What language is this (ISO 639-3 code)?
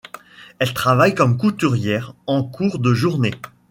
fra